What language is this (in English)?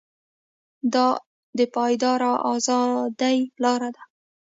Pashto